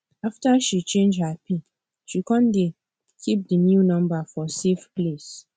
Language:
Nigerian Pidgin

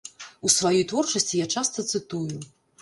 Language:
Belarusian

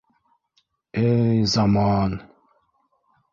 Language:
Bashkir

